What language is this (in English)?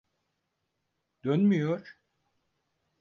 Turkish